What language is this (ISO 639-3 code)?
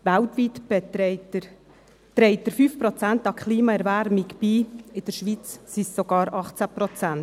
gsw